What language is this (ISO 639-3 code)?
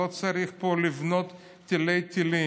heb